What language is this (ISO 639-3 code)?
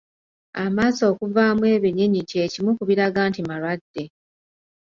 lug